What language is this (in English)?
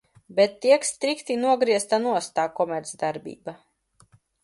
Latvian